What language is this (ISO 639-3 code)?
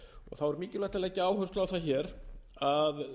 isl